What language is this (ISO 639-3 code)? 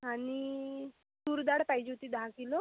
mar